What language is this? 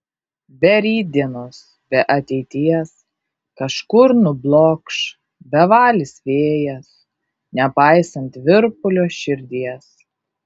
Lithuanian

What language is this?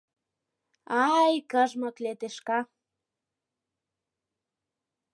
Mari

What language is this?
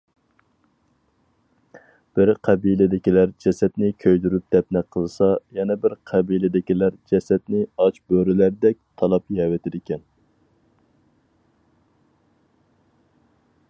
Uyghur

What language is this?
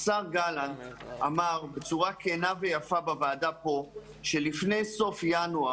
Hebrew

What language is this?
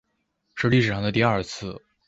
Chinese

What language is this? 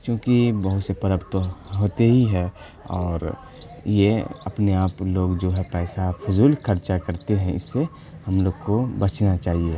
Urdu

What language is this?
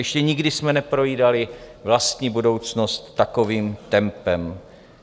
Czech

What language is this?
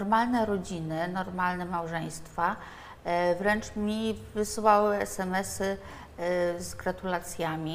Polish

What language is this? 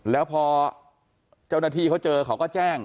Thai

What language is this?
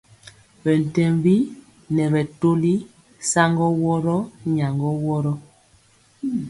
Mpiemo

